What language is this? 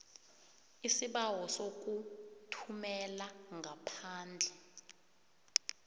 South Ndebele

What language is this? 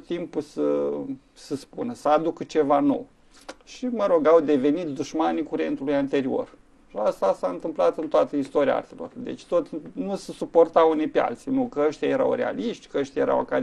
Romanian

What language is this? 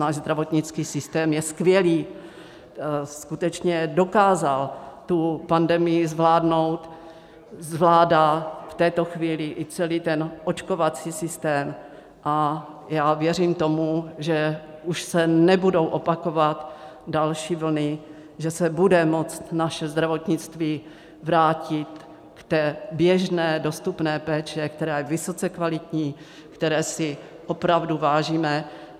Czech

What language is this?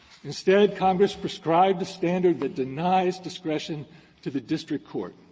English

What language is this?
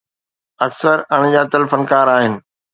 Sindhi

